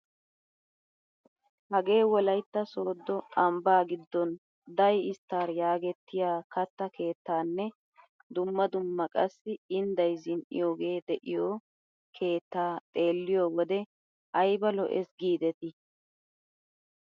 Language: Wolaytta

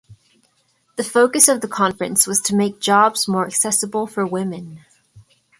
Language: English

